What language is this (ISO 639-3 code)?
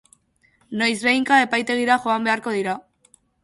eus